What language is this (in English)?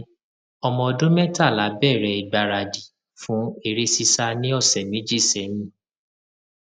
Yoruba